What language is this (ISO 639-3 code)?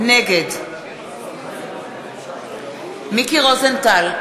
heb